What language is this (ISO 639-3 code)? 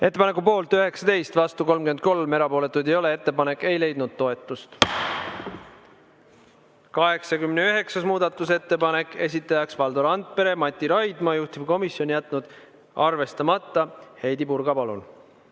est